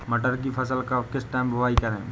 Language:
Hindi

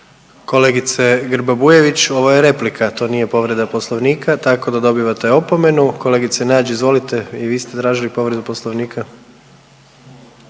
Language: Croatian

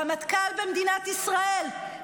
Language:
Hebrew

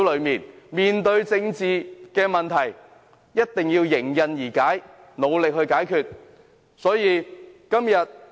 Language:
Cantonese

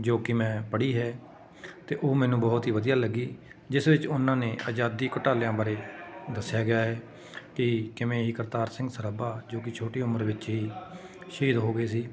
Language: Punjabi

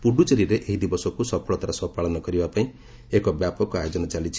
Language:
Odia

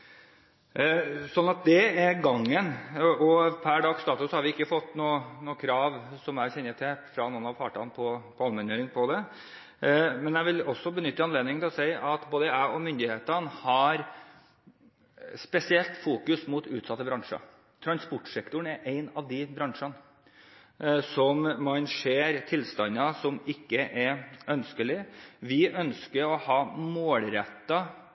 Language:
Norwegian Bokmål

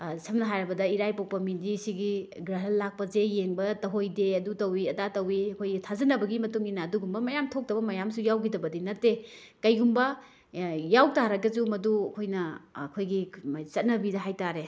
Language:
Manipuri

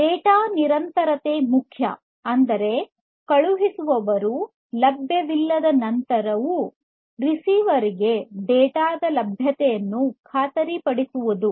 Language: Kannada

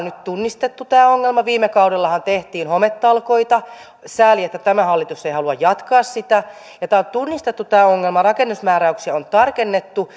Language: Finnish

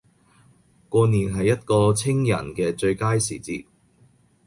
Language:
Cantonese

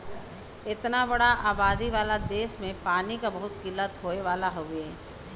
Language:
Bhojpuri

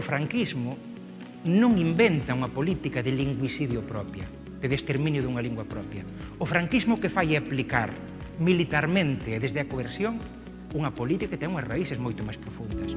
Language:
Spanish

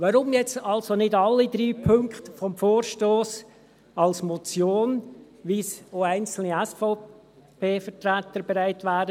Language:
Swiss German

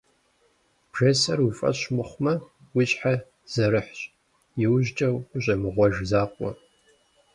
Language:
Kabardian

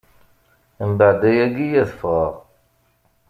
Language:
Kabyle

